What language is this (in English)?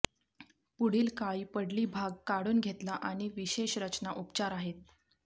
Marathi